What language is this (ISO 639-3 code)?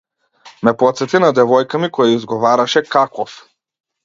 mkd